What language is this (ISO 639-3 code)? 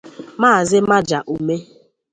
ibo